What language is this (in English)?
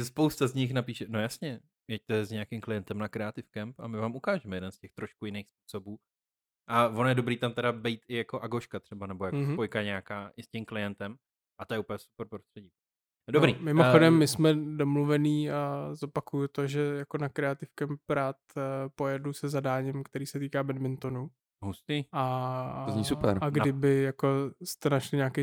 Czech